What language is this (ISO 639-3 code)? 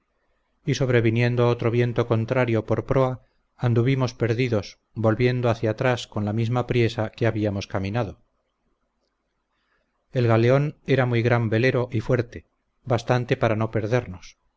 spa